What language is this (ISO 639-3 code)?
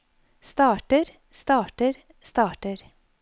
nor